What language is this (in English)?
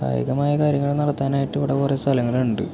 Malayalam